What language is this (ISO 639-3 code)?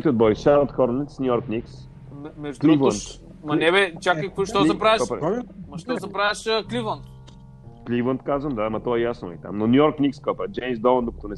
bul